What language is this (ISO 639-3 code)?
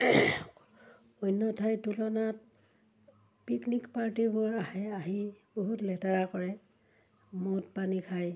asm